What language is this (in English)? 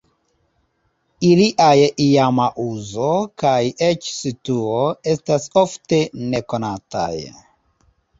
Esperanto